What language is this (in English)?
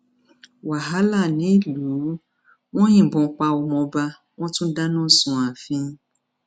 Yoruba